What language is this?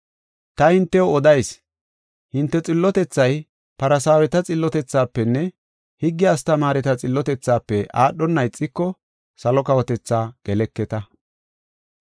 Gofa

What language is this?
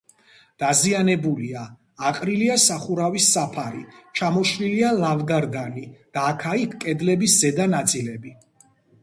Georgian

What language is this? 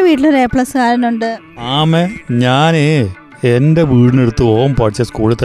Malayalam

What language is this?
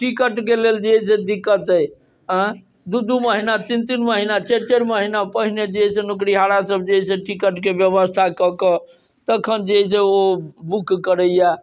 Maithili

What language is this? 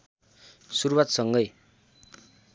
Nepali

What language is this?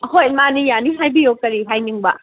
Manipuri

